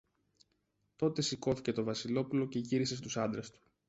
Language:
Greek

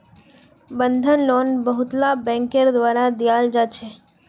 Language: Magahi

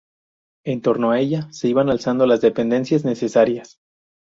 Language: Spanish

